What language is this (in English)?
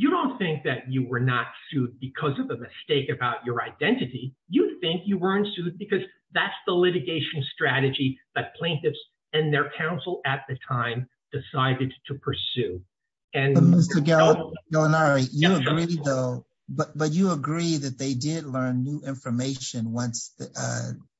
English